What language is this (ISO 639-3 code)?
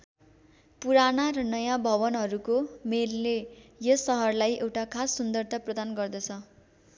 nep